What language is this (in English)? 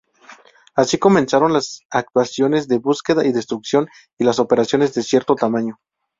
Spanish